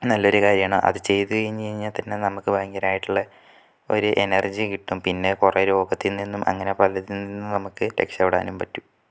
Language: Malayalam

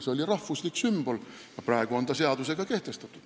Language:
Estonian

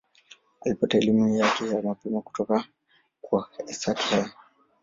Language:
Swahili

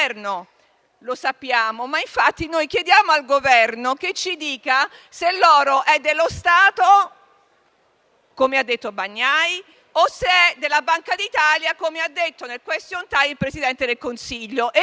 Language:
Italian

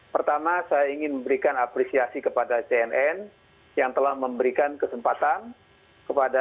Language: Indonesian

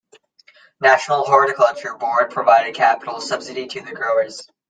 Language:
English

